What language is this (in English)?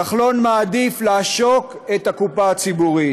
Hebrew